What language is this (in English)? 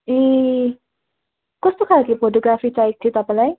Nepali